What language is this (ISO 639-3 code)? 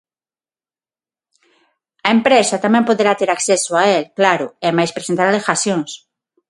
glg